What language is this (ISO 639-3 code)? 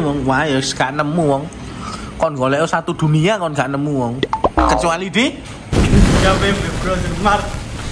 ind